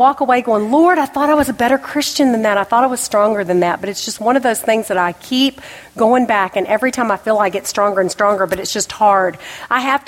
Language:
English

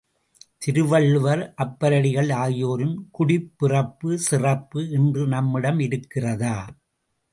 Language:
Tamil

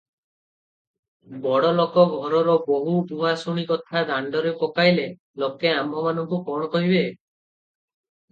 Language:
Odia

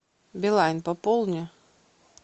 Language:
Russian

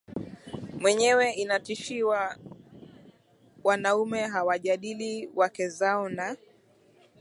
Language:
Swahili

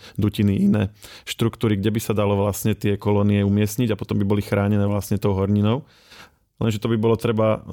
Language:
Slovak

